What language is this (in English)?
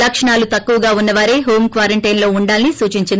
Telugu